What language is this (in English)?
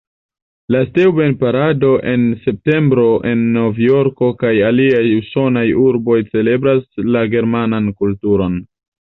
Esperanto